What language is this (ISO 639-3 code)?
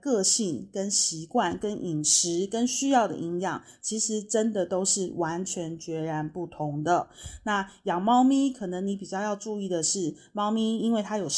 zho